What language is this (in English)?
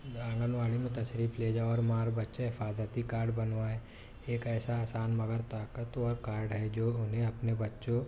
Urdu